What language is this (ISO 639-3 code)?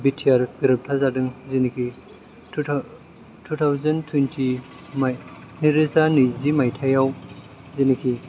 brx